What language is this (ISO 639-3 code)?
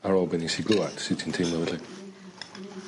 cym